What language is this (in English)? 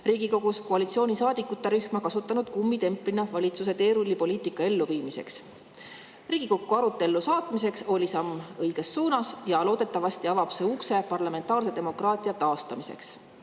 Estonian